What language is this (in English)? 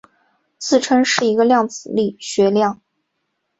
Chinese